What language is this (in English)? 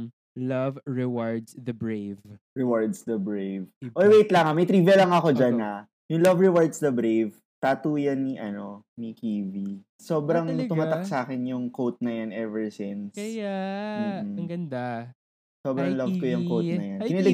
Filipino